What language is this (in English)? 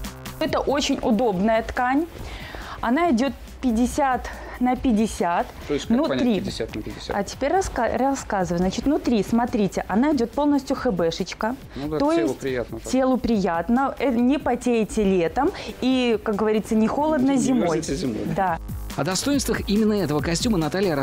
Russian